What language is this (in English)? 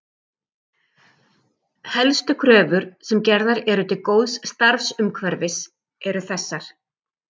Icelandic